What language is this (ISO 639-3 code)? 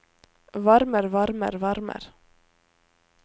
nor